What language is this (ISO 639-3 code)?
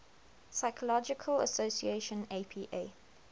eng